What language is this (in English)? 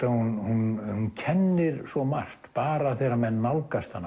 Icelandic